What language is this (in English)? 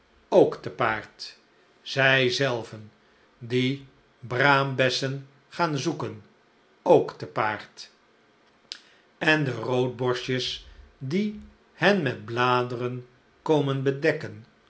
Dutch